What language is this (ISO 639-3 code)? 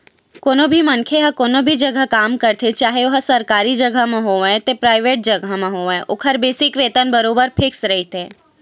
hne